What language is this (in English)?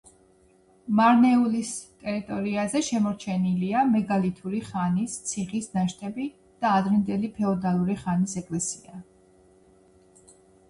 Georgian